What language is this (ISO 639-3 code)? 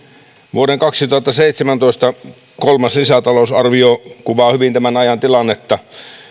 fin